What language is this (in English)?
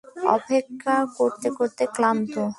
Bangla